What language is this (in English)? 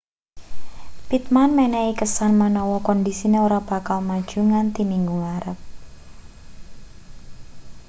Javanese